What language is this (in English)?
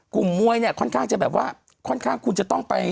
Thai